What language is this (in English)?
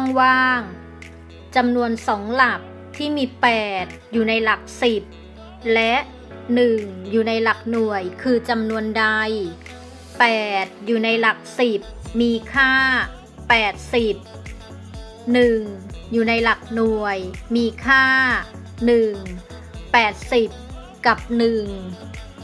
Thai